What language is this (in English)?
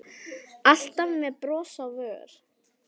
Icelandic